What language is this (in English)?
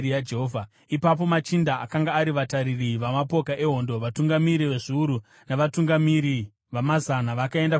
Shona